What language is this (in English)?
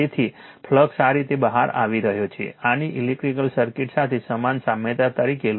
Gujarati